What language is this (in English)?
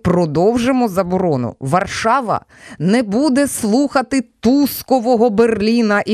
Ukrainian